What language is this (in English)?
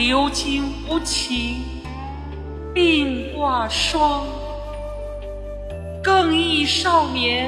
Chinese